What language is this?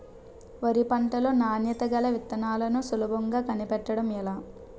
Telugu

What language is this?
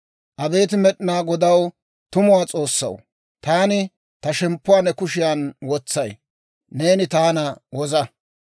Dawro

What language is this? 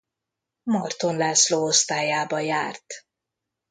Hungarian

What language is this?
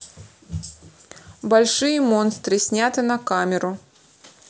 Russian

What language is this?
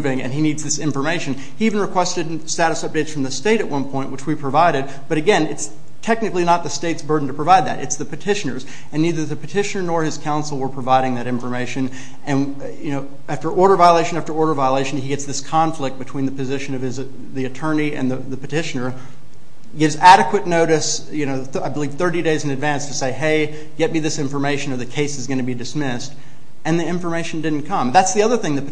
English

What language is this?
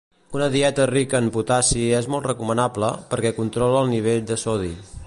Catalan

